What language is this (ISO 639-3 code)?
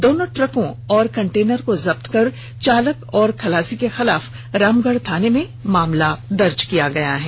hin